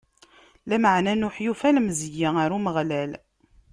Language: Kabyle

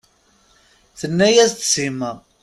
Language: Kabyle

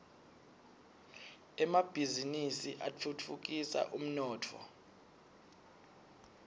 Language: Swati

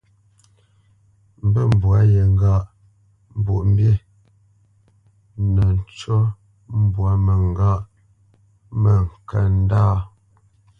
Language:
Bamenyam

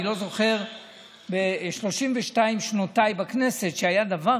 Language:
Hebrew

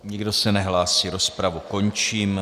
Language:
Czech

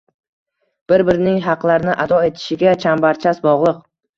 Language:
Uzbek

